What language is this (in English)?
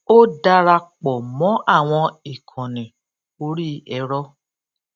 Yoruba